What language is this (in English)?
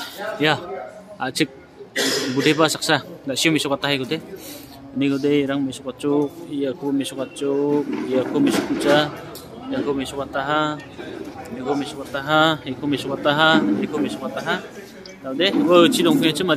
Indonesian